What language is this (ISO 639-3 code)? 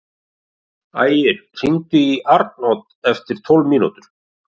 isl